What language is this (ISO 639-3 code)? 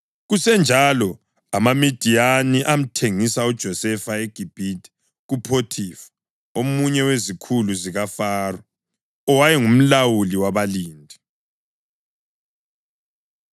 nde